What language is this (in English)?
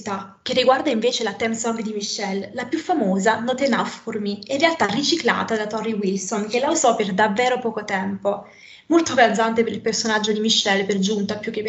Italian